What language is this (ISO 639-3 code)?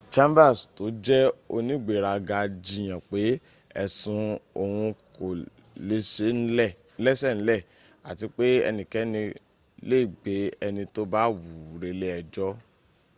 yor